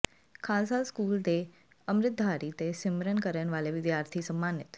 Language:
Punjabi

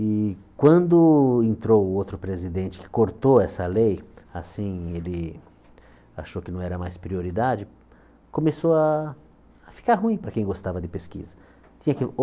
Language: Portuguese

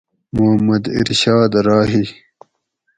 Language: Gawri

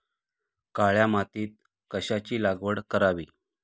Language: Marathi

